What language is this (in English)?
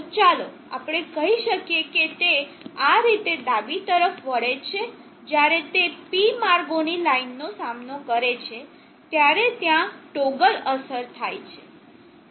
Gujarati